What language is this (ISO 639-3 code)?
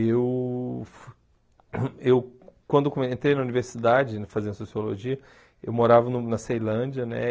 por